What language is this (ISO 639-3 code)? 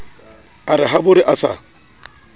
sot